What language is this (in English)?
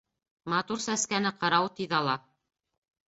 Bashkir